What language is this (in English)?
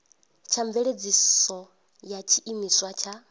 Venda